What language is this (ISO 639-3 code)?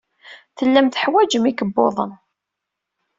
kab